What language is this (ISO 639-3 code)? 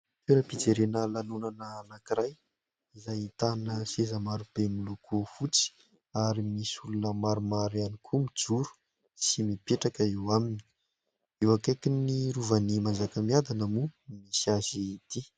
mlg